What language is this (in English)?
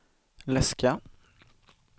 Swedish